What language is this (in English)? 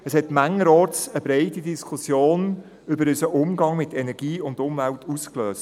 Swiss German